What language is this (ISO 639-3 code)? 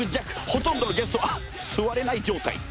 jpn